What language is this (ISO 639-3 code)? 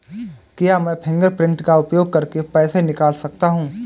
hin